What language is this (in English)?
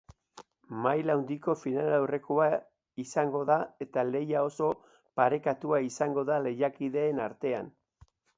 Basque